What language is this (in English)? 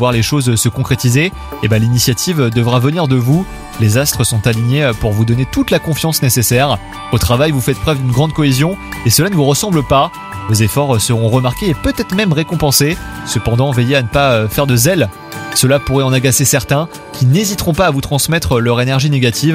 French